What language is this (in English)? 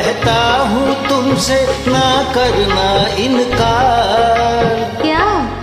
Hindi